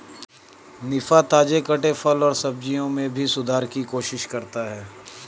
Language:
Hindi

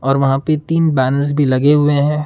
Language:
Hindi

